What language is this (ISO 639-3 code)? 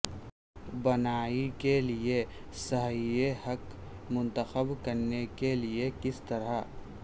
urd